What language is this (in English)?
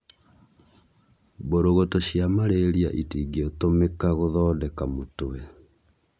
Kikuyu